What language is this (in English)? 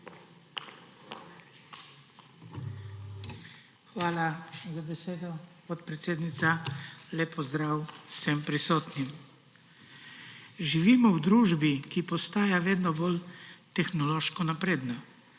Slovenian